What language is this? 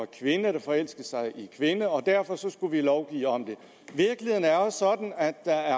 Danish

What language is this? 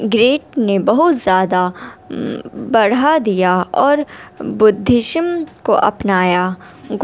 Urdu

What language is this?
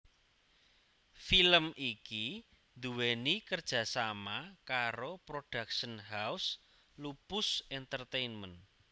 Javanese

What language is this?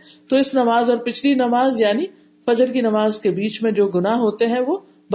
Urdu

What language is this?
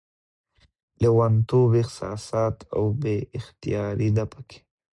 Pashto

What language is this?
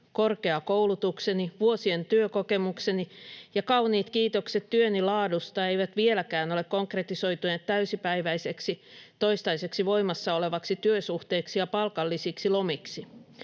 Finnish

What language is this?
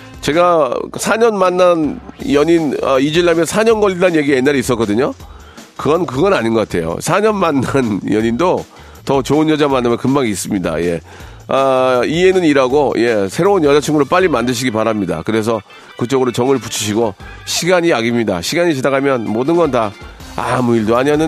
Korean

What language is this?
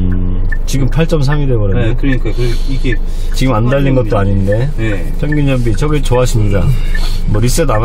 Korean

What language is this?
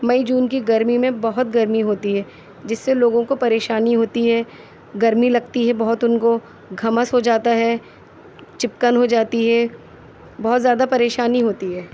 Urdu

